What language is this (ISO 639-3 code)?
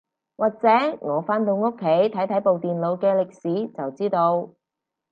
yue